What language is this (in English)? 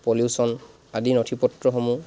Assamese